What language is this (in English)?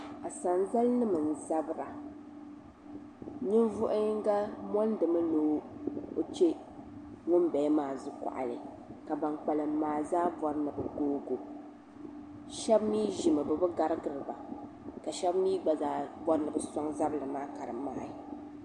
Dagbani